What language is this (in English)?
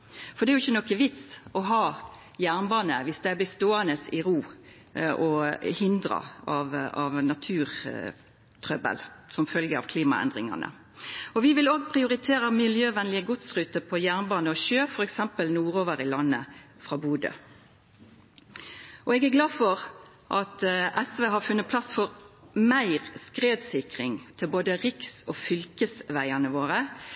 Norwegian Nynorsk